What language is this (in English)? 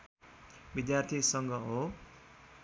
Nepali